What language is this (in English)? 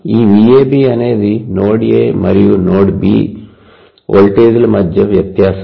Telugu